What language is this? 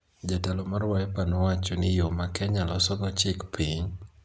Luo (Kenya and Tanzania)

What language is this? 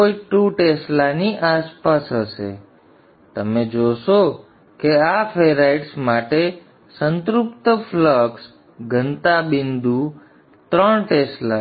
Gujarati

